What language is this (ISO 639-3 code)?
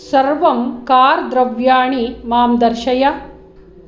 san